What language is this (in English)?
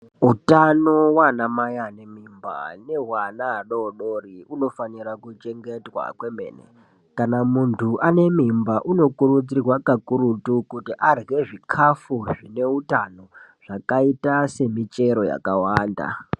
Ndau